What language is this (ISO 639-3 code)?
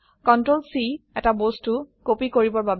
asm